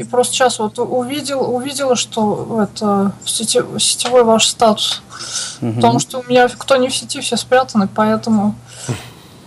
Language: Russian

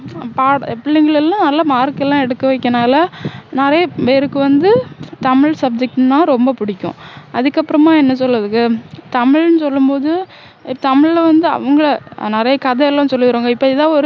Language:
Tamil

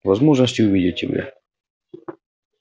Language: Russian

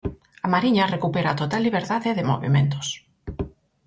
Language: Galician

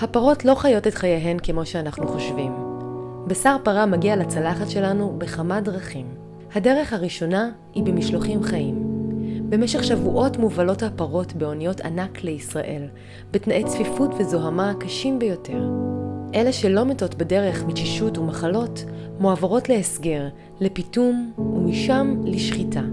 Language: Hebrew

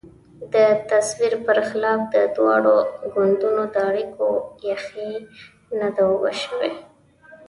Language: Pashto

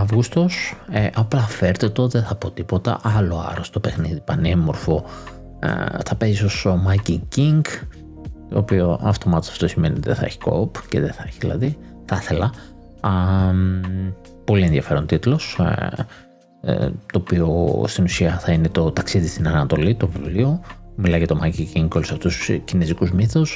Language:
Greek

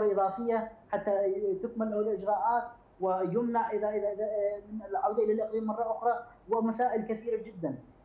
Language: Arabic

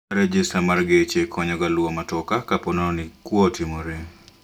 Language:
Luo (Kenya and Tanzania)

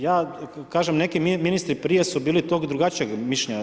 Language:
Croatian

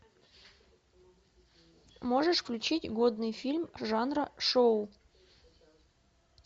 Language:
Russian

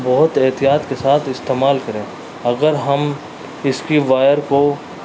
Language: Urdu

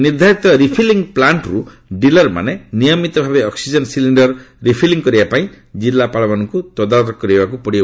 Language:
Odia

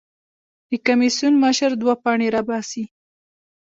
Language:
Pashto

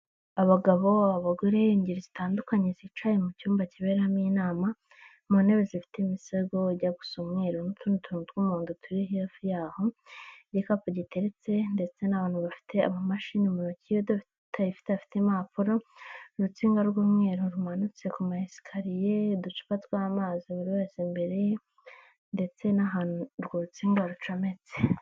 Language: Kinyarwanda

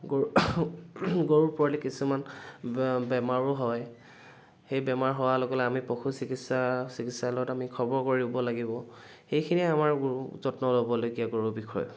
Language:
Assamese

